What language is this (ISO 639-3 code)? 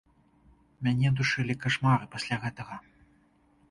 bel